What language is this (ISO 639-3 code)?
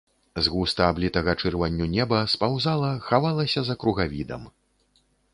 bel